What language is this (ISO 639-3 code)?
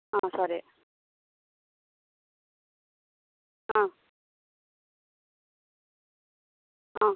tel